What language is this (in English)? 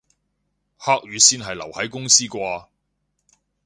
Cantonese